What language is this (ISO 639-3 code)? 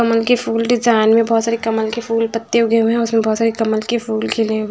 hin